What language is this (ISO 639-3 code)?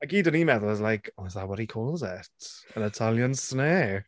cym